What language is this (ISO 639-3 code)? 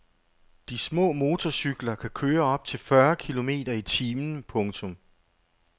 dan